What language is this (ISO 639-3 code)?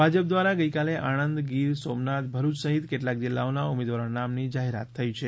guj